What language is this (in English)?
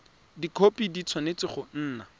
Tswana